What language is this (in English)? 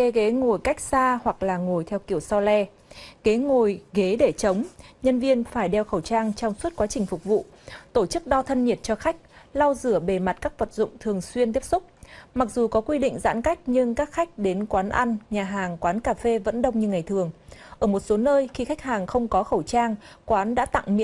Vietnamese